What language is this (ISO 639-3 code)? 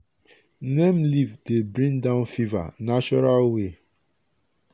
pcm